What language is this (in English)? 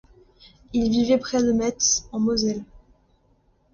French